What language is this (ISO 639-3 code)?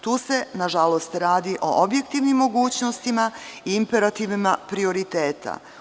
srp